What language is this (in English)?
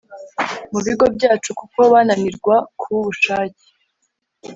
Kinyarwanda